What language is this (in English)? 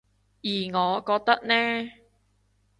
Cantonese